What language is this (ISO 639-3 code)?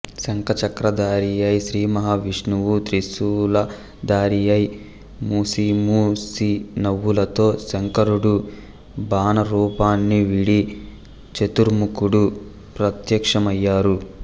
tel